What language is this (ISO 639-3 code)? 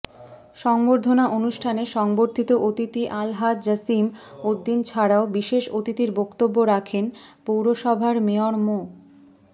ben